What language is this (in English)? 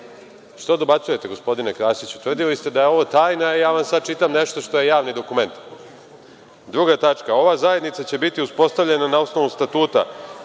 Serbian